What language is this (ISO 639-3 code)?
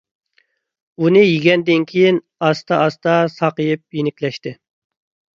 uig